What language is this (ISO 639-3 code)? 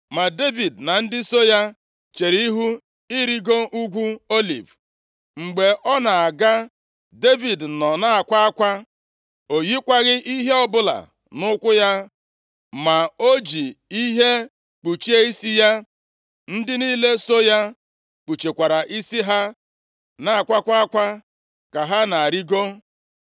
ibo